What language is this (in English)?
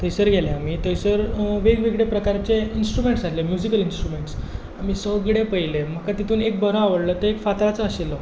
Konkani